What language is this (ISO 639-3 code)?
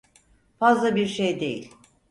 tur